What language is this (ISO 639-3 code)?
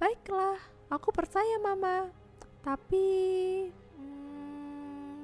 ind